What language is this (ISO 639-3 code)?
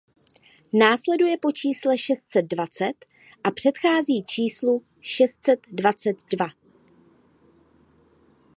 ces